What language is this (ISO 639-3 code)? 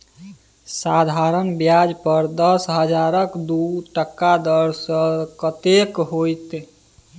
mai